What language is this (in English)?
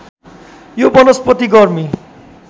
Nepali